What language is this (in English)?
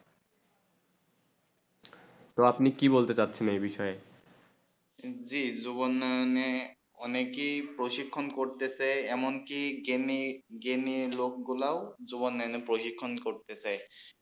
Bangla